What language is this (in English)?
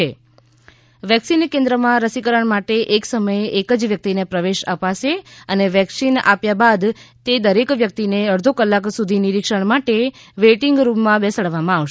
Gujarati